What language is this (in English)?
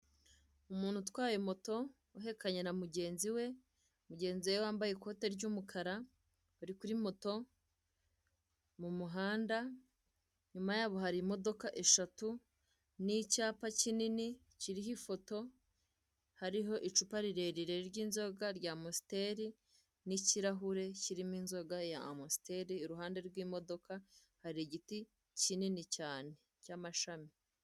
Kinyarwanda